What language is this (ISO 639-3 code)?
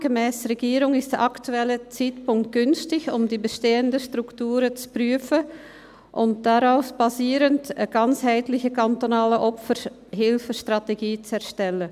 gsw